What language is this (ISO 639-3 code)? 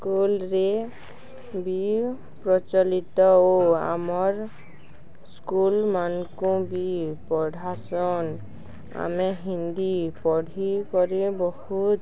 ori